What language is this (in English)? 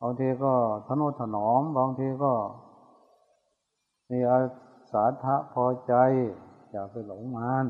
Thai